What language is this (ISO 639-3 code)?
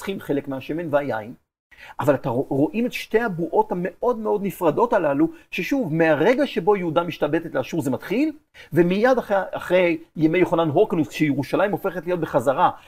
heb